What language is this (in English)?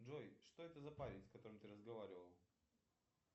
Russian